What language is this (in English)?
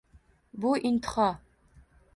Uzbek